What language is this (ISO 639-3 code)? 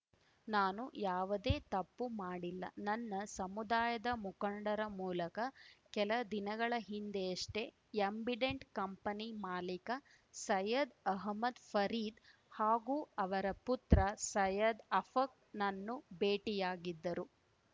kan